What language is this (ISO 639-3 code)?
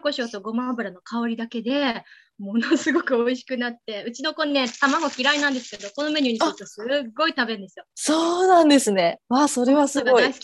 jpn